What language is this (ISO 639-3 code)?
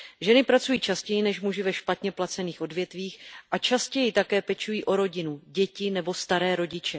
ces